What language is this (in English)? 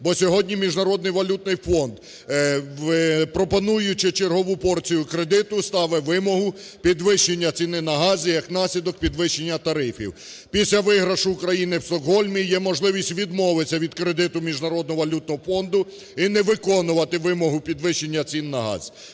Ukrainian